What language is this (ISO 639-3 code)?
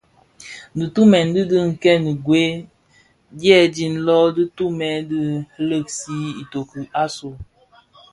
ksf